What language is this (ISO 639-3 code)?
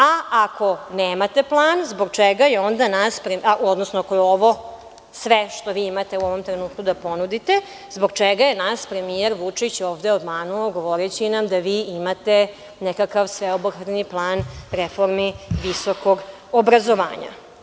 srp